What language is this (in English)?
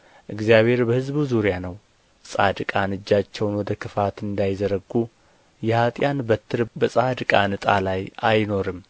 Amharic